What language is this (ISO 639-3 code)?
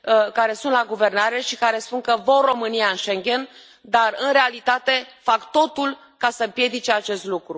ron